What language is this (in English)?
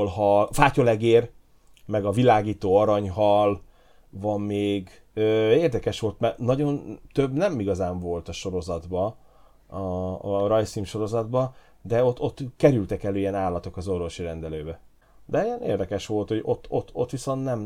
Hungarian